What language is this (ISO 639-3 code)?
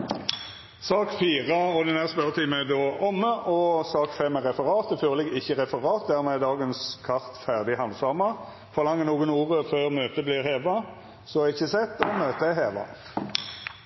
nno